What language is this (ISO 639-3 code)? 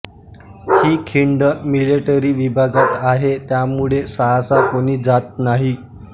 mar